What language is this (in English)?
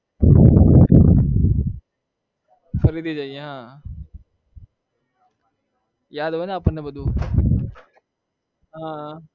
Gujarati